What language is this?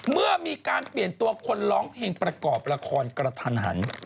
Thai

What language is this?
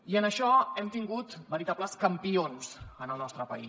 Catalan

